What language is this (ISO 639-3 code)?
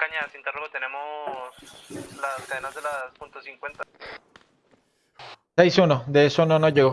spa